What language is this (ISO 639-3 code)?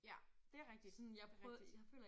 dan